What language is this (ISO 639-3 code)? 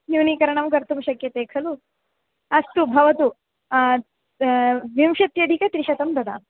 san